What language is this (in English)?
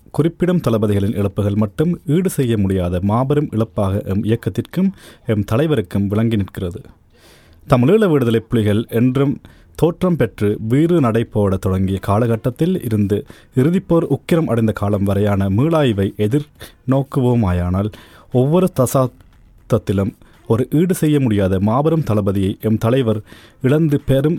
Tamil